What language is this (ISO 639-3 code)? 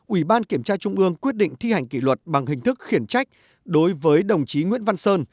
vie